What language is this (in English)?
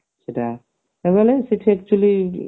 Odia